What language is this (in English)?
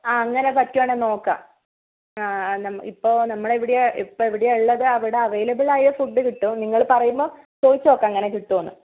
Malayalam